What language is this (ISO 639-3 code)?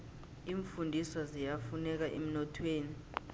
nbl